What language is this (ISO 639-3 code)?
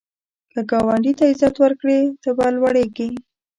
pus